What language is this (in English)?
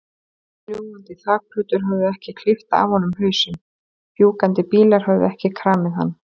Icelandic